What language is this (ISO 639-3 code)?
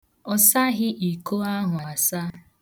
ibo